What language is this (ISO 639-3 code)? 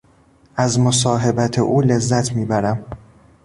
fas